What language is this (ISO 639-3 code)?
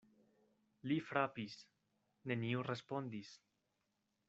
epo